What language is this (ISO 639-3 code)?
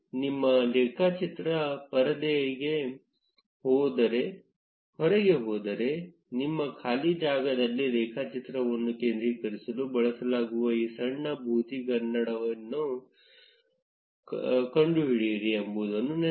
kan